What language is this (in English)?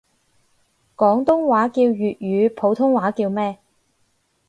Cantonese